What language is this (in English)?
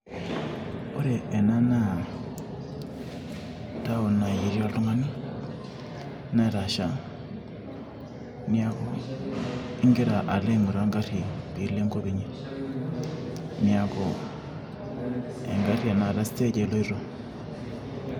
Masai